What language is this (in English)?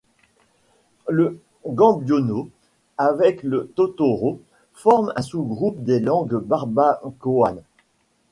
French